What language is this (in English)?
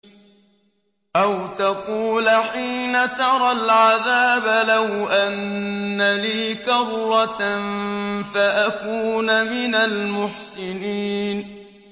Arabic